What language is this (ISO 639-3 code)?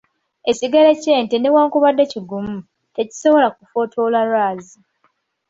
lug